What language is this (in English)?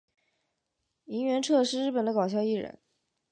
Chinese